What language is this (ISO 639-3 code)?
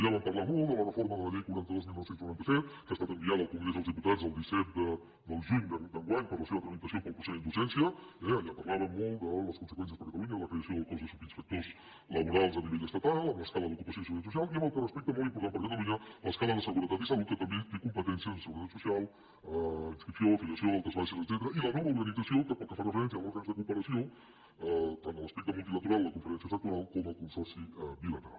cat